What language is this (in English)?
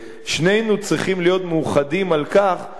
Hebrew